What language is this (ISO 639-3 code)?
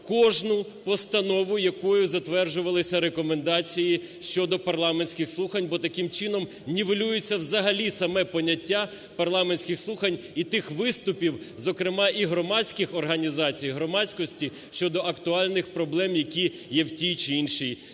ukr